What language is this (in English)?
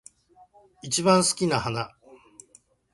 Japanese